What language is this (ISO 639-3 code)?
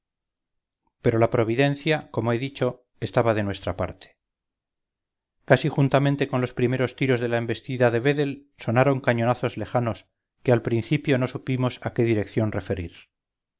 spa